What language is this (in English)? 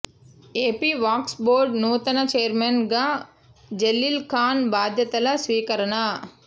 Telugu